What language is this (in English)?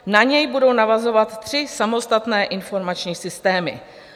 Czech